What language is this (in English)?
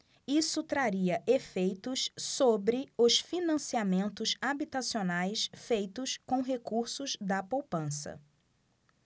Portuguese